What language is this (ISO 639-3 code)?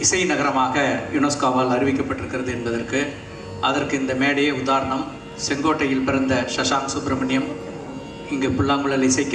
kor